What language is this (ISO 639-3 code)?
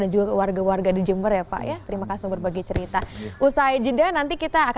ind